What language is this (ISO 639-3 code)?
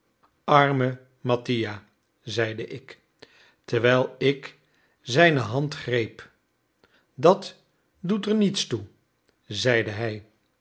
nld